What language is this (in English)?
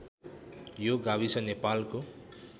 Nepali